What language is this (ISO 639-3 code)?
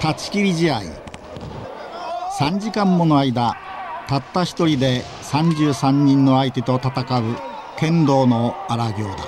jpn